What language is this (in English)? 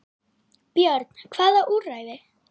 Icelandic